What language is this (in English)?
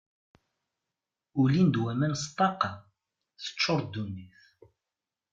Kabyle